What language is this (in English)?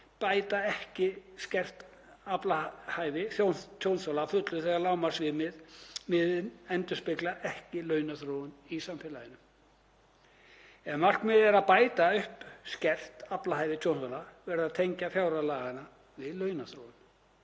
Icelandic